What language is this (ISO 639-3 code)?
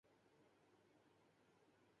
urd